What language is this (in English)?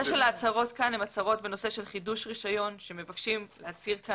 Hebrew